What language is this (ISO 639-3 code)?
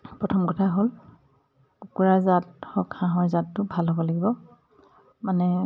asm